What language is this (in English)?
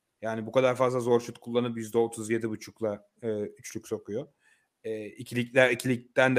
Turkish